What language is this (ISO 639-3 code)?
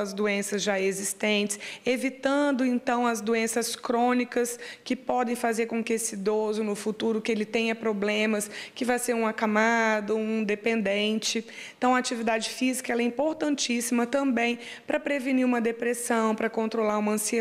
por